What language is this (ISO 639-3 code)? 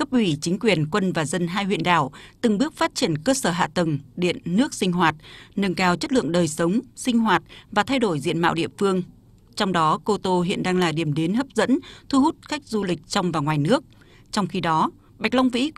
vie